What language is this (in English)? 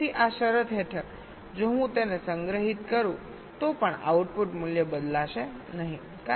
Gujarati